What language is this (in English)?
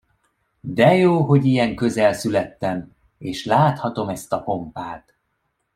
Hungarian